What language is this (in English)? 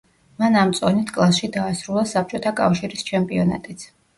Georgian